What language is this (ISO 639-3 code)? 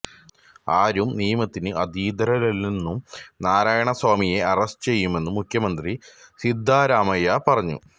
mal